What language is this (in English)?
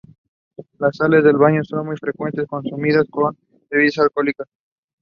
English